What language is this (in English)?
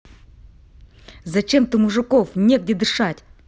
Russian